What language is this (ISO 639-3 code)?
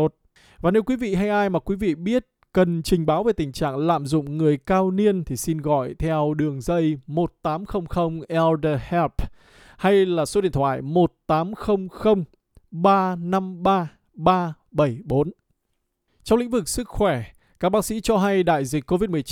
vie